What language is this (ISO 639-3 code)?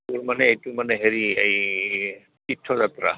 asm